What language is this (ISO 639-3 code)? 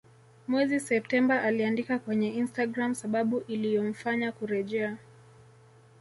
swa